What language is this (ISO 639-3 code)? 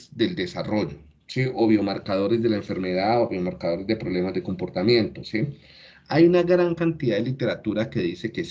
spa